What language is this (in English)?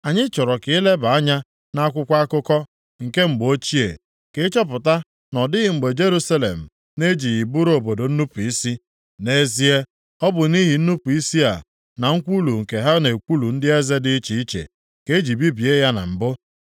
Igbo